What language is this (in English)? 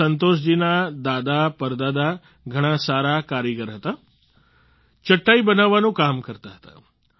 Gujarati